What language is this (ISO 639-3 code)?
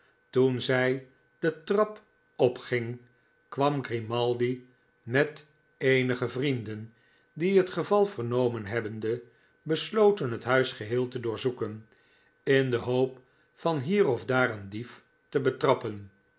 nld